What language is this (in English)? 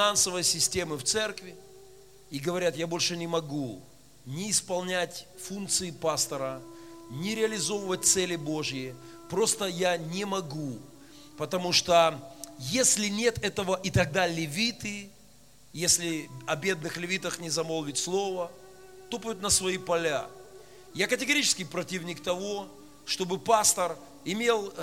Russian